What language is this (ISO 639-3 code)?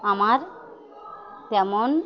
ben